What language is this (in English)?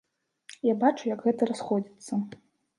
Belarusian